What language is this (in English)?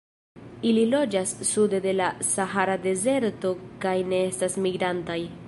Esperanto